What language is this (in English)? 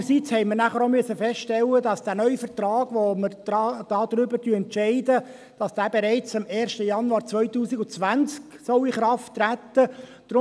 Swiss German